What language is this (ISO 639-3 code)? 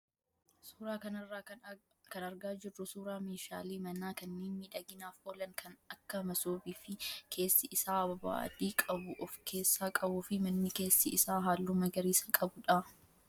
orm